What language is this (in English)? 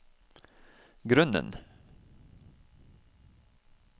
Norwegian